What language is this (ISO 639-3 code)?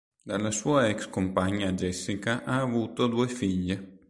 ita